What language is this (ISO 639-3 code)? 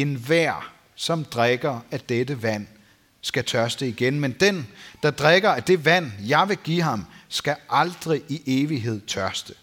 dan